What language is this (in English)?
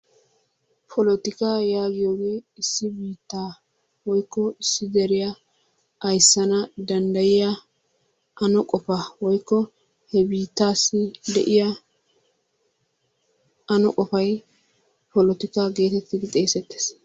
Wolaytta